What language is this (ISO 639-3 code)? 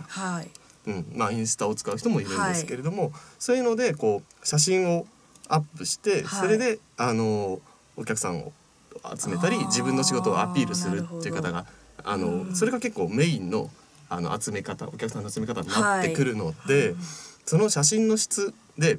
jpn